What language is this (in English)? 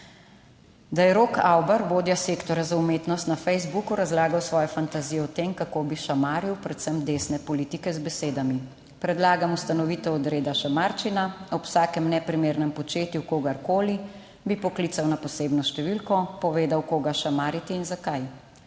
Slovenian